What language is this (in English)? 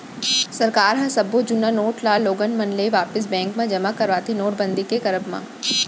Chhattisgarhi